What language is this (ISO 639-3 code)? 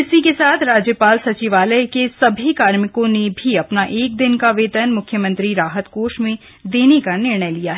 hin